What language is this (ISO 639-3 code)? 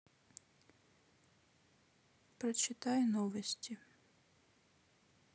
rus